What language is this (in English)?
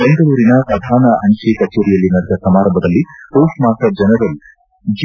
Kannada